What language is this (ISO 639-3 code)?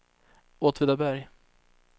swe